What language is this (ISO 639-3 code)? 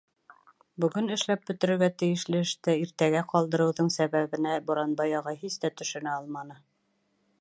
bak